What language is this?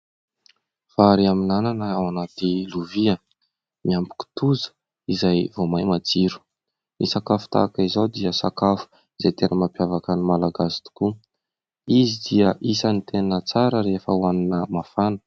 Malagasy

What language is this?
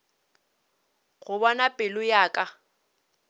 Northern Sotho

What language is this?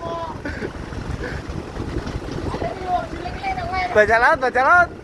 Indonesian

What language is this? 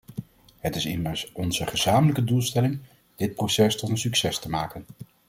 Dutch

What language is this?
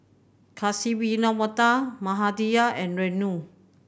English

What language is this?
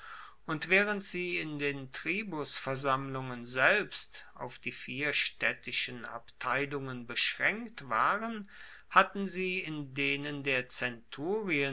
German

